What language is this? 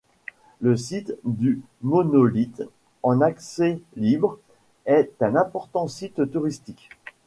French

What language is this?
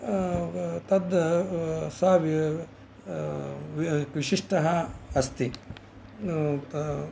Sanskrit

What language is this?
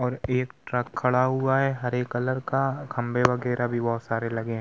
Hindi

